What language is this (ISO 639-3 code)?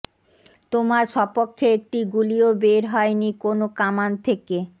ben